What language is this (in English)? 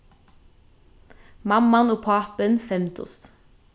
Faroese